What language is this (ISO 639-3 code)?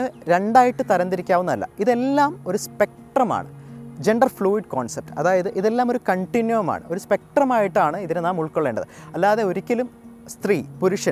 mal